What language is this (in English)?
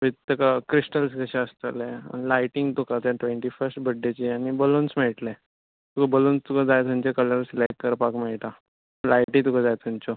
Konkani